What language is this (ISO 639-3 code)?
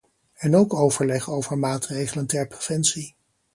nld